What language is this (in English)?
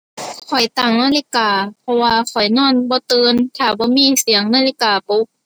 Thai